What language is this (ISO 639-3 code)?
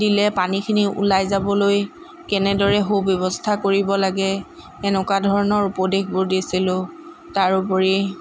asm